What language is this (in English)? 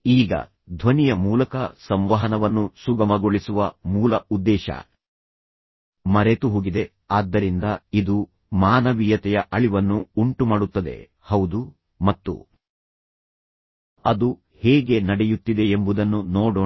Kannada